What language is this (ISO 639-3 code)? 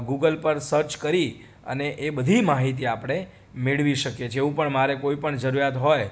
guj